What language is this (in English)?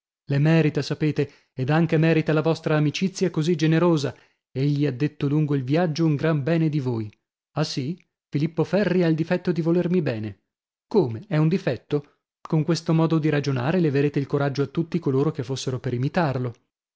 Italian